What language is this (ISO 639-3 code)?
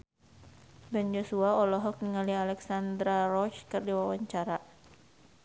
sun